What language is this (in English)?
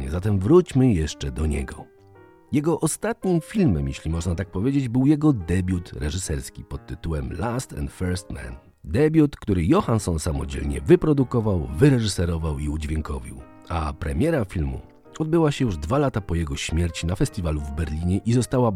Polish